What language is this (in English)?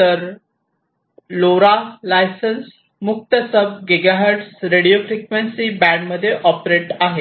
Marathi